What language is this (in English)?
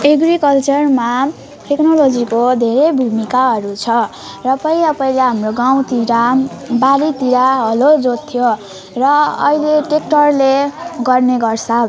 Nepali